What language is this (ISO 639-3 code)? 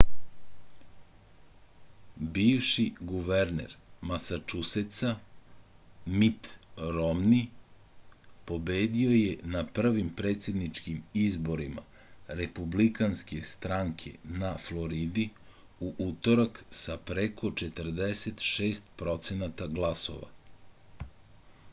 srp